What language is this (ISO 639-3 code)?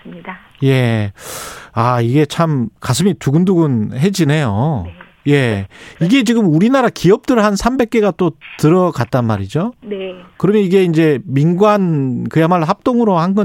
kor